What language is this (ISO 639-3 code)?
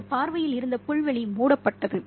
tam